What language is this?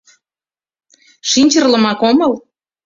Mari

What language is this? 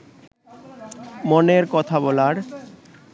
Bangla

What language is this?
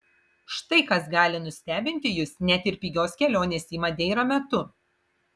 Lithuanian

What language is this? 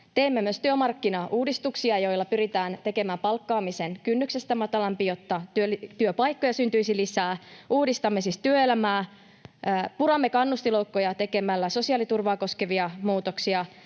Finnish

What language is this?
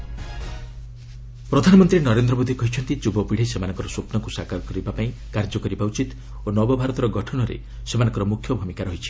Odia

